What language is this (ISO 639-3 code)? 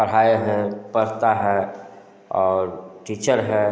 hin